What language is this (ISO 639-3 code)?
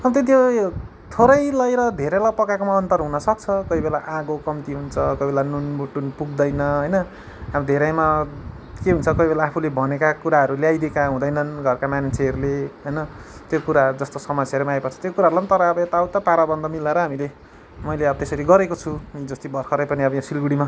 nep